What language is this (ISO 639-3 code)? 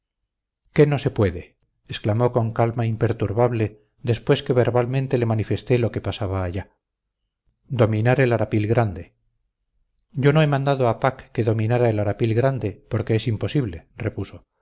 spa